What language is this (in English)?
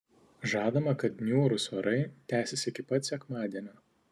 Lithuanian